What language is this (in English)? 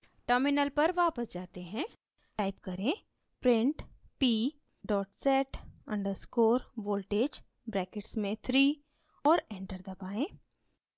Hindi